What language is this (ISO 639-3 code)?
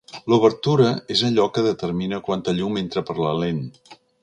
cat